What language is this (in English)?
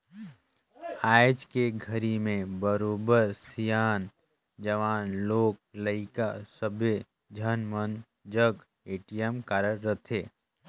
Chhattisgarhi